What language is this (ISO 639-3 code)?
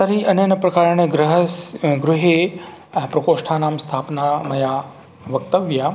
san